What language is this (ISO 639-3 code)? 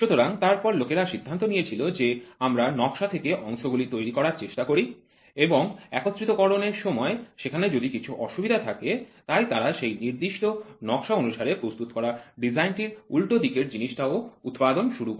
ben